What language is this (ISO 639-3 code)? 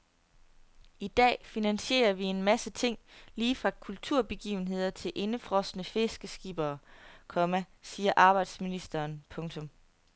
dan